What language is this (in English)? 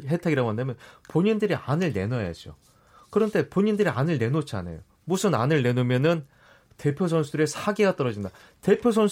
Korean